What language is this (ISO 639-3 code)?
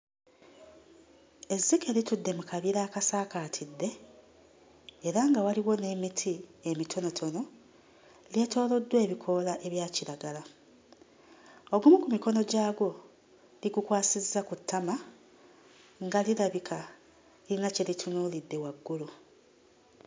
lug